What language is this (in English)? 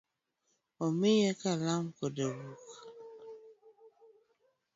Luo (Kenya and Tanzania)